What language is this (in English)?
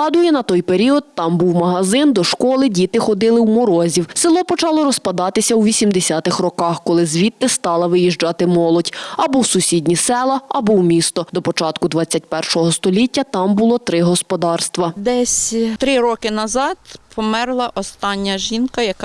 Ukrainian